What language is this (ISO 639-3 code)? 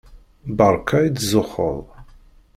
kab